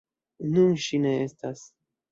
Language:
Esperanto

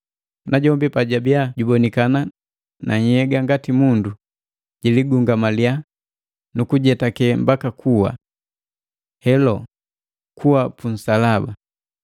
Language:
Matengo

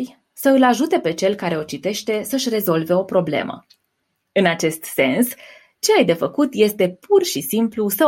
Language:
Romanian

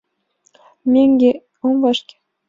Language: Mari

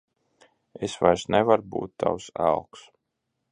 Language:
Latvian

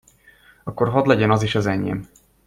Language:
Hungarian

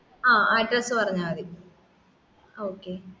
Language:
Malayalam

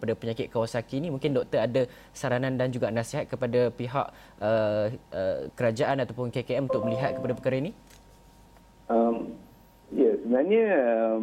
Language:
Malay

